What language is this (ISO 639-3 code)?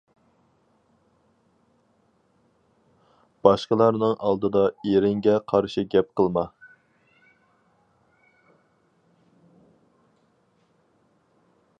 uig